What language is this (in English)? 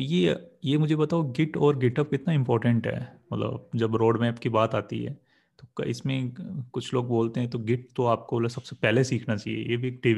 Hindi